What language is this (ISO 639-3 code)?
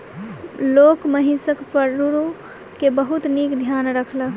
mai